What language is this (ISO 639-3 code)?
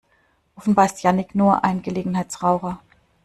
deu